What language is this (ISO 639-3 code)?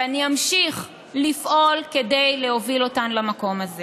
heb